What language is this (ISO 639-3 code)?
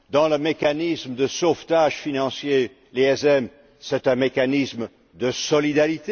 fra